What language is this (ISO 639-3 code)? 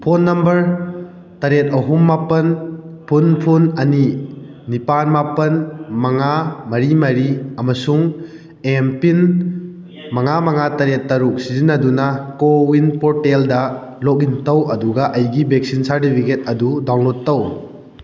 mni